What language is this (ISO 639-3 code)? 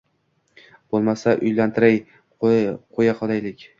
uzb